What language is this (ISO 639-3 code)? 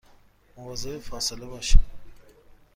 fas